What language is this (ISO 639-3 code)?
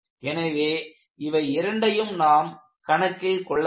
tam